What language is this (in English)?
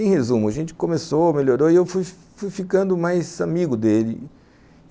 Portuguese